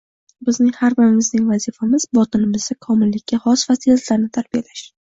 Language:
Uzbek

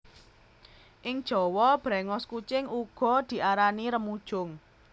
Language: Javanese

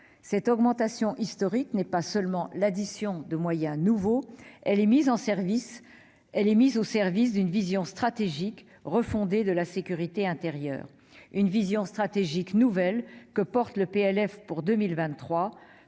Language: French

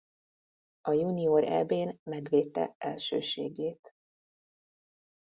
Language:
Hungarian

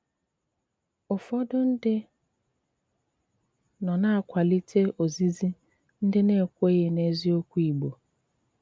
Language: Igbo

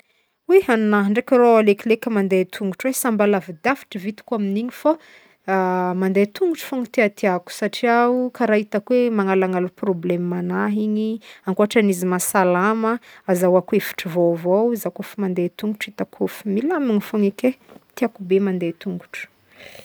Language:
Northern Betsimisaraka Malagasy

